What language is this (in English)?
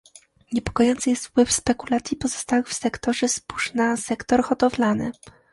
Polish